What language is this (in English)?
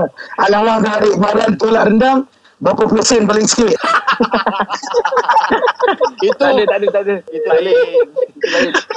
Malay